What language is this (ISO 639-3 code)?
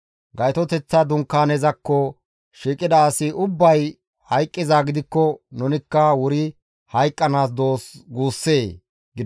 gmv